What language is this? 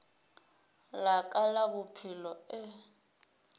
Northern Sotho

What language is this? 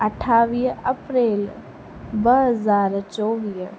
Sindhi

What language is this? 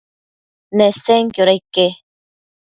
Matsés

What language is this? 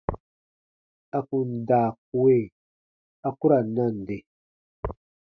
Baatonum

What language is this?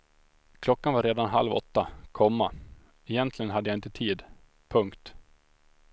Swedish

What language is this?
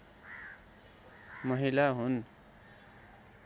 Nepali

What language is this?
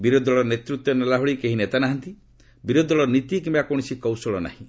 Odia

